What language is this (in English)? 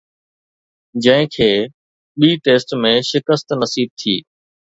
Sindhi